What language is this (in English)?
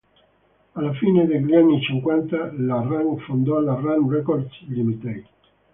Italian